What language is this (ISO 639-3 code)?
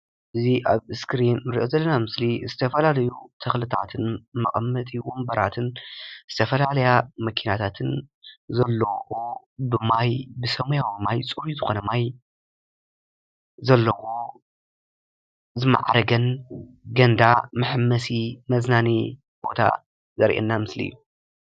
tir